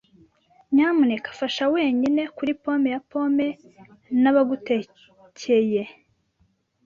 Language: Kinyarwanda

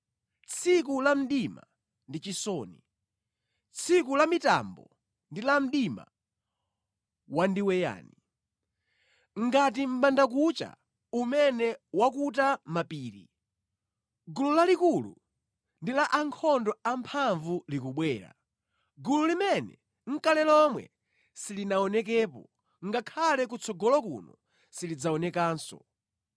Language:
Nyanja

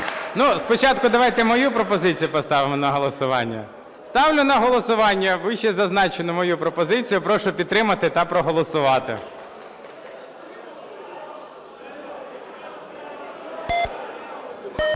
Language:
Ukrainian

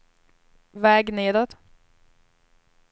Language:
Swedish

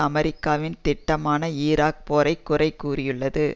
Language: Tamil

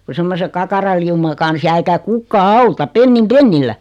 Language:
Finnish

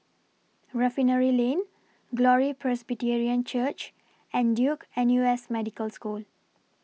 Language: English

